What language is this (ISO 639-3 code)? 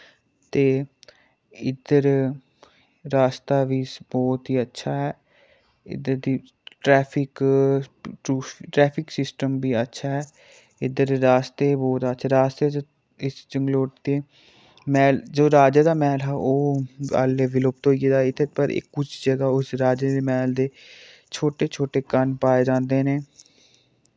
doi